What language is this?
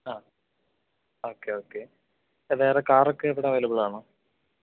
Malayalam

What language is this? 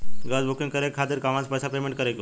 Bhojpuri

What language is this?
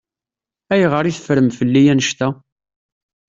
Kabyle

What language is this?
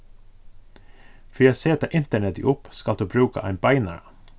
Faroese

